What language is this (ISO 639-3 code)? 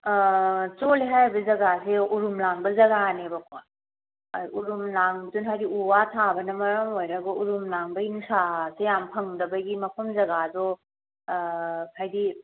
mni